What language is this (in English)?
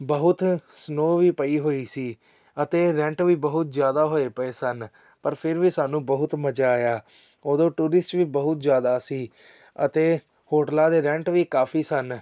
Punjabi